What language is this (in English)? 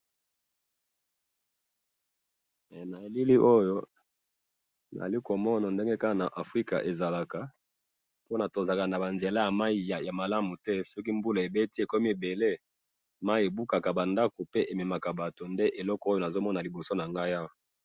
Lingala